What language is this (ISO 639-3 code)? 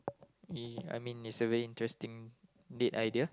eng